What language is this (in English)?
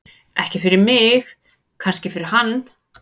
Icelandic